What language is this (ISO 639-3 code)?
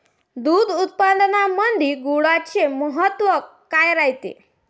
mar